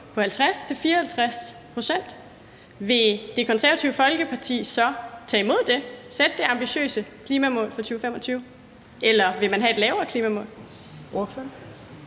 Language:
Danish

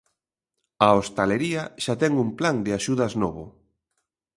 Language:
Galician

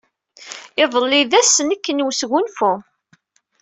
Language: Kabyle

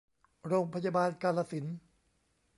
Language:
Thai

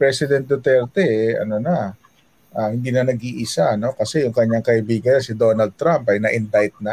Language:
Filipino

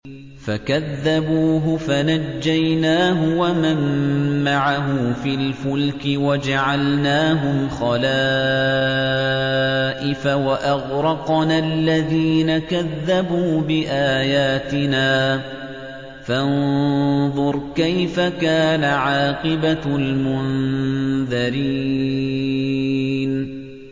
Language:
Arabic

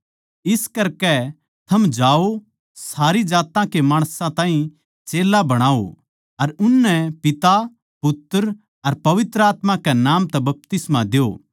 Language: Haryanvi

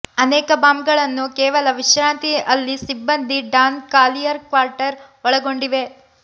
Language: Kannada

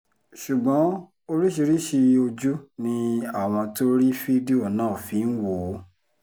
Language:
Yoruba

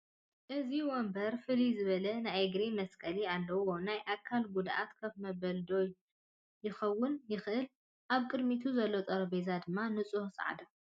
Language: Tigrinya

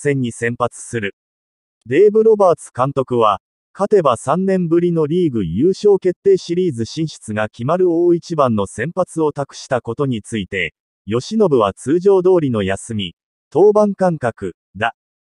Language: Japanese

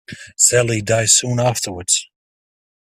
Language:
English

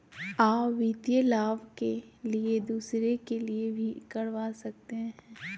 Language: Magahi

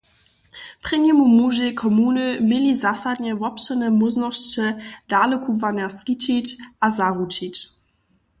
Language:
Upper Sorbian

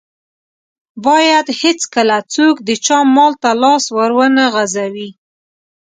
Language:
Pashto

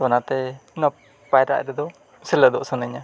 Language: Santali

